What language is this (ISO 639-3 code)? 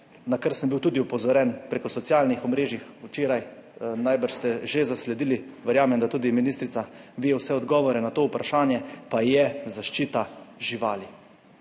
slv